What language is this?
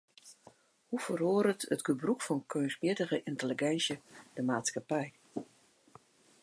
Western Frisian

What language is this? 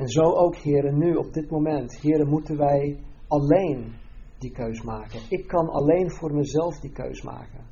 Dutch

